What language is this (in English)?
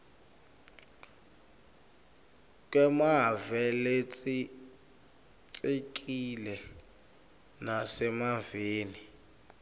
Swati